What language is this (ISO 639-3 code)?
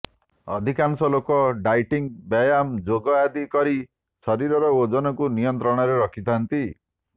ori